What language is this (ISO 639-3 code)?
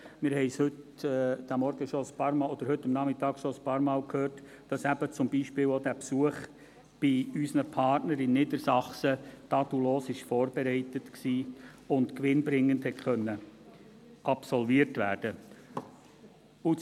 gsw